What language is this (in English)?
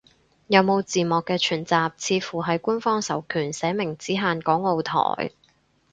Cantonese